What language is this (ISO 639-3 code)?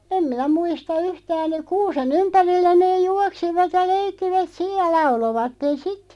fin